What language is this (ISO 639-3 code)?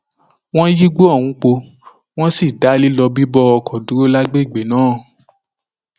yor